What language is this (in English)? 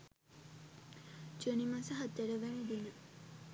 Sinhala